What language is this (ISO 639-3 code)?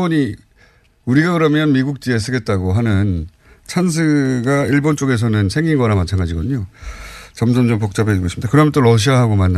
kor